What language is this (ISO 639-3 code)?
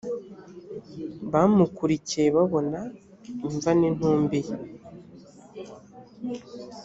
kin